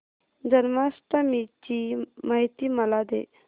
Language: Marathi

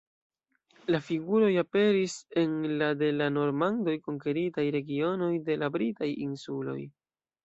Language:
Esperanto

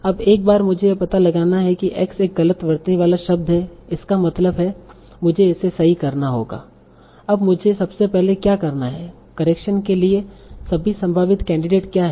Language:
Hindi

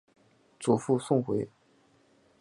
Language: Chinese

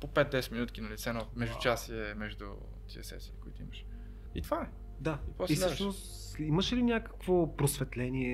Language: Bulgarian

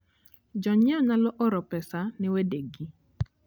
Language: Luo (Kenya and Tanzania)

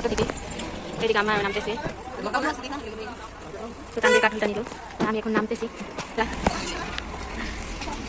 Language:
Indonesian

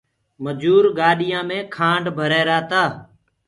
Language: Gurgula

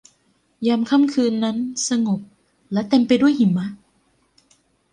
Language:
Thai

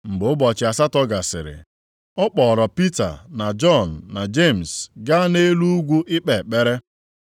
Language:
Igbo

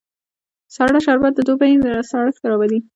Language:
Pashto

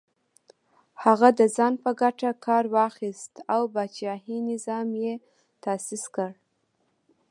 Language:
Pashto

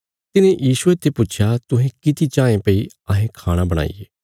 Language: Bilaspuri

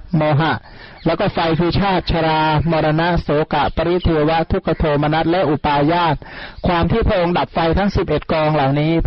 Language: Thai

